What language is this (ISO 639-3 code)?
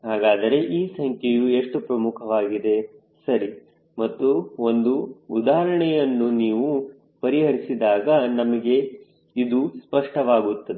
kan